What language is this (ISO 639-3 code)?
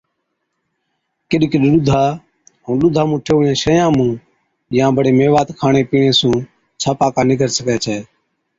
odk